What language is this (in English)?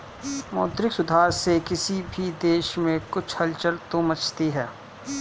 Hindi